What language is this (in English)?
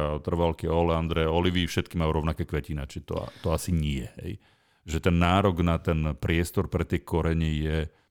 Slovak